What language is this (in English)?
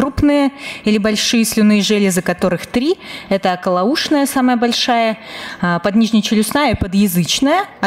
Russian